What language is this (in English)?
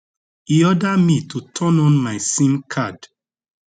Nigerian Pidgin